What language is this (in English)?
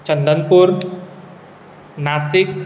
Konkani